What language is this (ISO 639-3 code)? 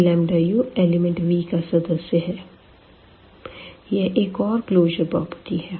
hin